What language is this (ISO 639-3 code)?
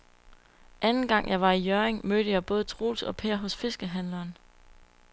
dan